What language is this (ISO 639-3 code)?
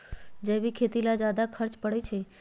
mag